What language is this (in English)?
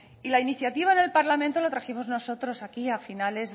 Spanish